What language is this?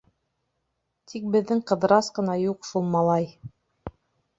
Bashkir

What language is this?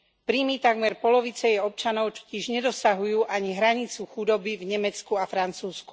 Slovak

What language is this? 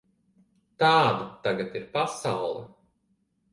Latvian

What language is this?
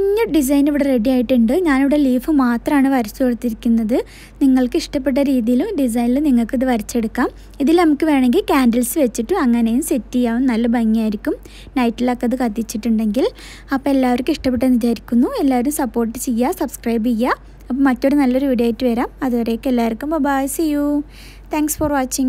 Malayalam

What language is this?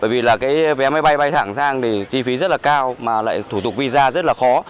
Vietnamese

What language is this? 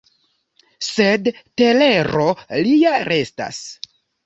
Esperanto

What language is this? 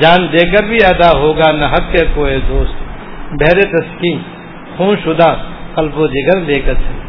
Urdu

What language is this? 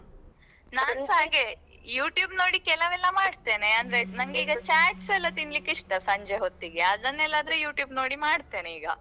Kannada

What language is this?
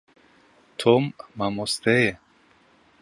Kurdish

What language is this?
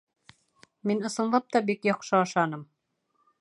Bashkir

